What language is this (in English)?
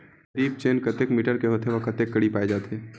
Chhattisgarhi